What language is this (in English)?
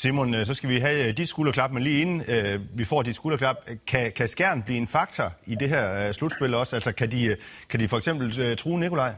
Danish